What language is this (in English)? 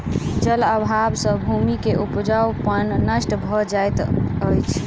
Maithili